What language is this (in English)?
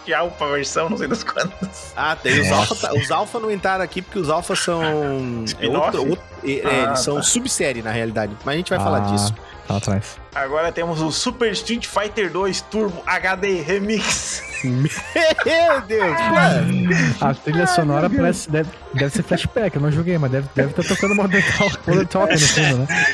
Portuguese